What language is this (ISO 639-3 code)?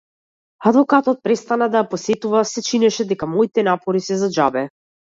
mkd